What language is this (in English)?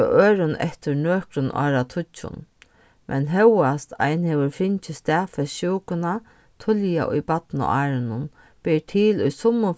Faroese